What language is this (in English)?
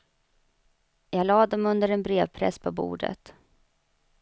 Swedish